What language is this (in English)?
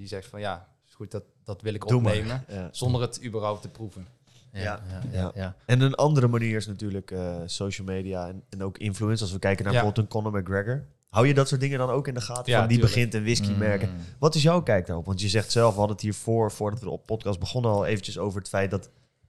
Dutch